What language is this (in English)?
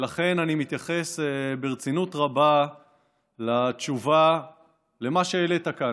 Hebrew